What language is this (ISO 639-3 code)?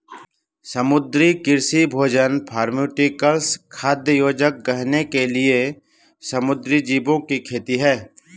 hin